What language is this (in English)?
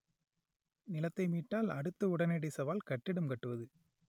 Tamil